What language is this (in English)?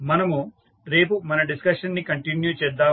Telugu